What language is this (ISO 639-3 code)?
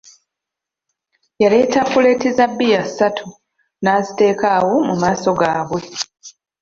lug